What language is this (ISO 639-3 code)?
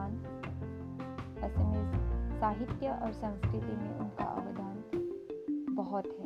hin